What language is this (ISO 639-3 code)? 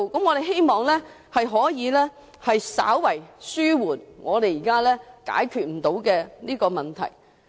yue